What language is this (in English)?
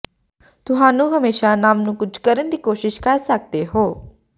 Punjabi